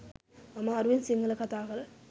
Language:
Sinhala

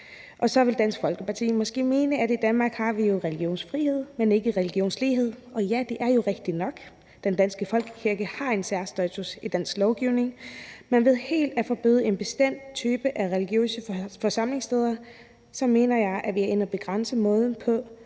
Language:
Danish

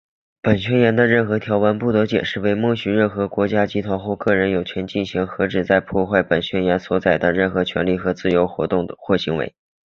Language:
Chinese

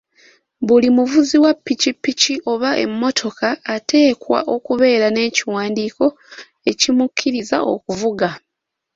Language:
Ganda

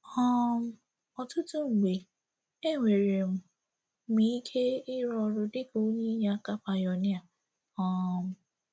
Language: Igbo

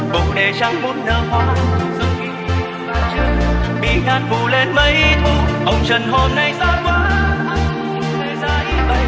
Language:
Vietnamese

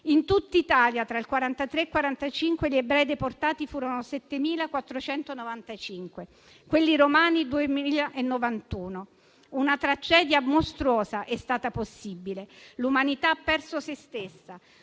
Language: Italian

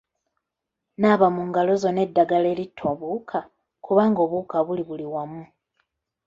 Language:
Ganda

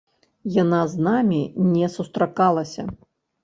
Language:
Belarusian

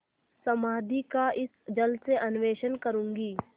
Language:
Hindi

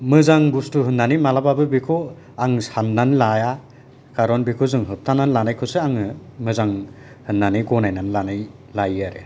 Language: Bodo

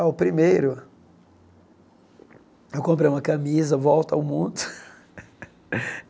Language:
Portuguese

